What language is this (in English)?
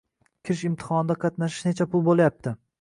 Uzbek